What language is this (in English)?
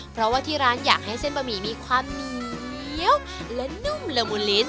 Thai